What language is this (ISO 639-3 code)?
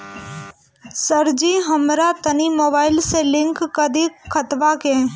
bho